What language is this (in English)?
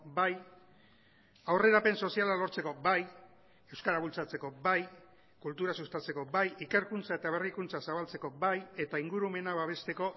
Basque